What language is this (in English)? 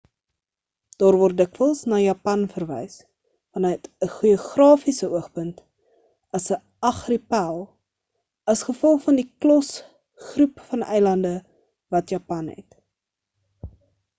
Afrikaans